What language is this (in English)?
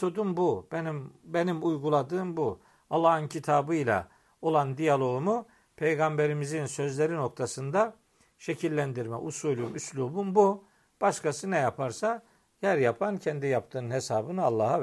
Turkish